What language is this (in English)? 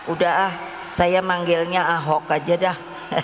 Indonesian